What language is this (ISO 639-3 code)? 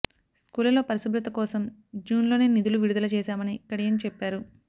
tel